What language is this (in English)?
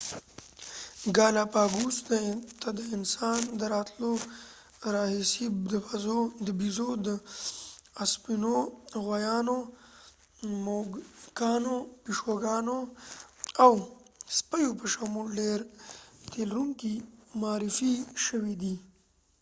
Pashto